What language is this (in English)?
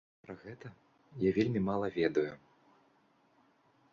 Belarusian